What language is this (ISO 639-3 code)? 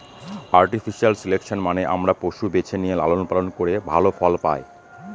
ben